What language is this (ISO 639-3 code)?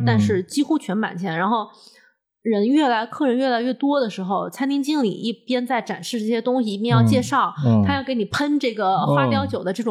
zho